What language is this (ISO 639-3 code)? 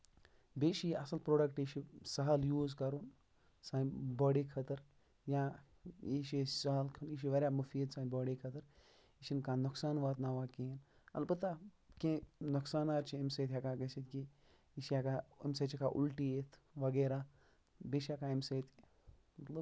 kas